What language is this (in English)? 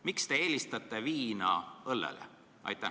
Estonian